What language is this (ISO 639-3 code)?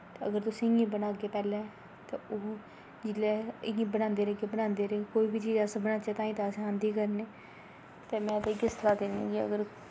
doi